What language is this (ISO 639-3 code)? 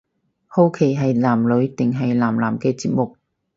yue